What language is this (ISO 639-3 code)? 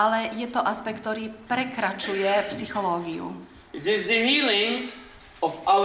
slk